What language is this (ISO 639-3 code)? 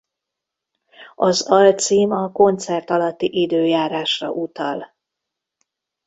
hun